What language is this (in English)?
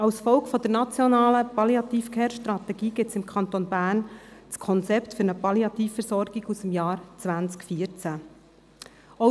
Swiss German